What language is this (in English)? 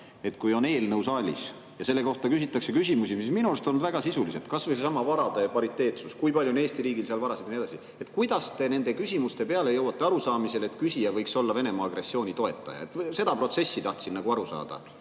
Estonian